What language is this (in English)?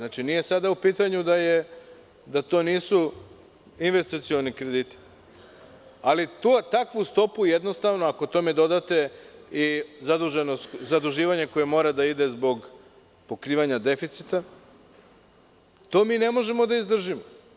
Serbian